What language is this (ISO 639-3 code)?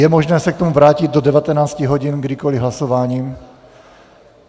ces